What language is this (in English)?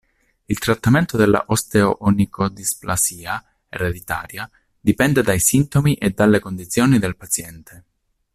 Italian